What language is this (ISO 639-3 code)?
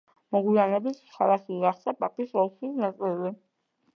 kat